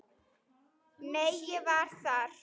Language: Icelandic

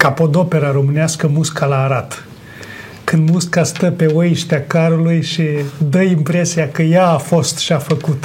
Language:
Romanian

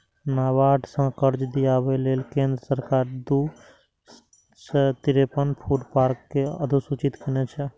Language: Maithili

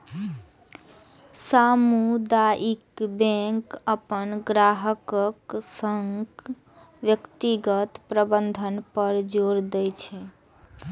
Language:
Maithili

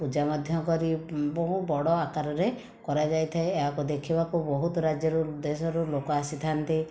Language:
Odia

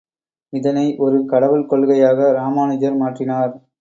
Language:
Tamil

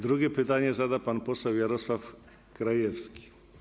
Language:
Polish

